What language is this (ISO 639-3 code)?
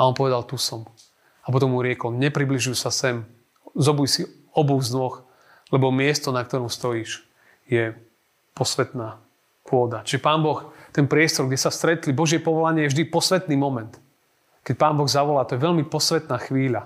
slk